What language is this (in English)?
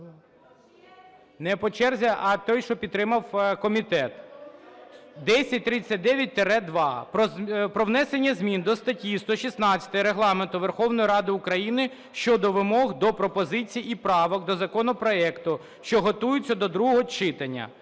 Ukrainian